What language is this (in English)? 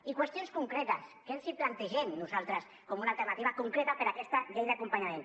Catalan